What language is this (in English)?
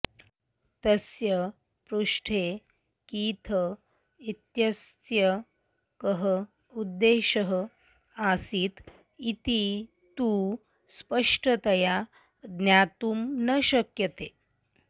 Sanskrit